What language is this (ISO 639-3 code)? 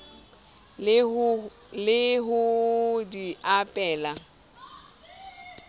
sot